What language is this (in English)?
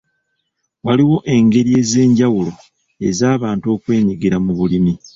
Ganda